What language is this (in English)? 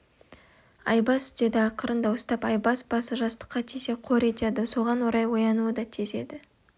Kazakh